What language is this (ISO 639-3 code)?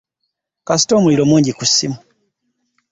lug